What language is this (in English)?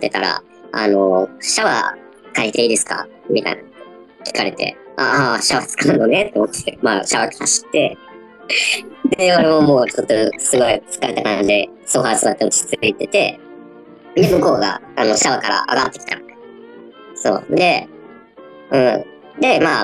Japanese